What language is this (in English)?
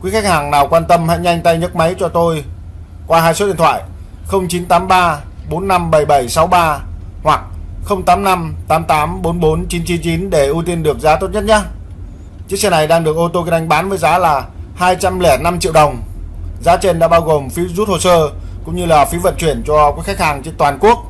Vietnamese